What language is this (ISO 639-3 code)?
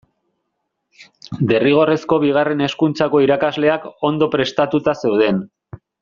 eus